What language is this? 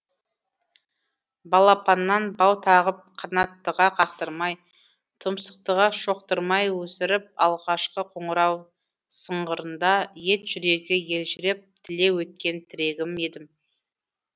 Kazakh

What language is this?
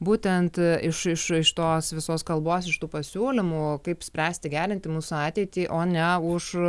Lithuanian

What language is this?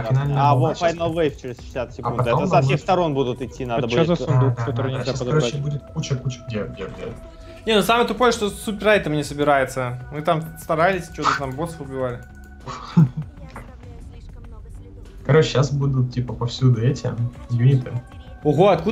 Russian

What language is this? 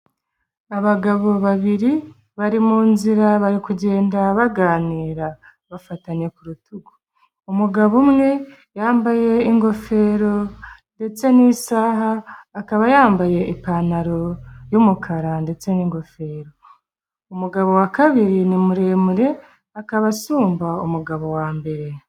Kinyarwanda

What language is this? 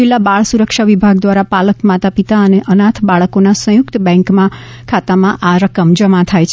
Gujarati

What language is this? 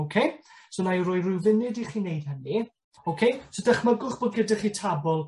Welsh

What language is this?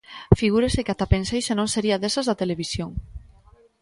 Galician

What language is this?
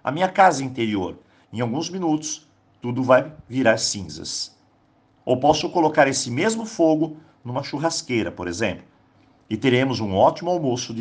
Portuguese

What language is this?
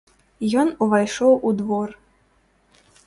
Belarusian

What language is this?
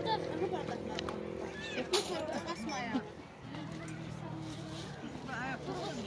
Turkish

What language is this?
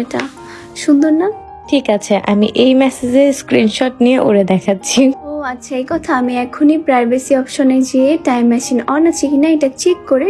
Bangla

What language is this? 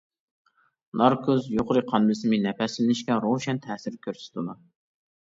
Uyghur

